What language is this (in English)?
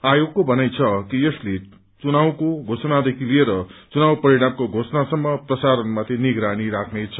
Nepali